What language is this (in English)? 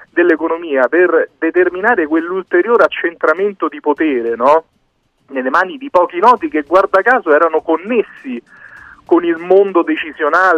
Italian